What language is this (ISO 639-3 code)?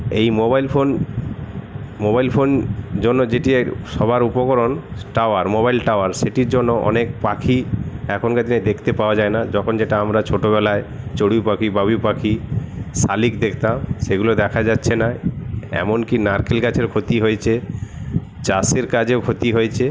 ben